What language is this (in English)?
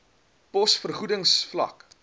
Afrikaans